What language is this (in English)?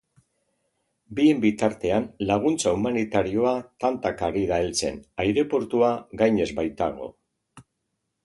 Basque